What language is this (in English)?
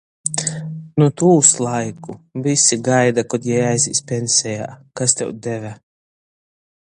Latgalian